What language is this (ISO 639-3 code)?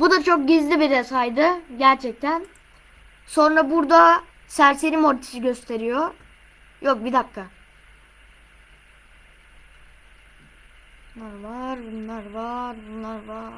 tur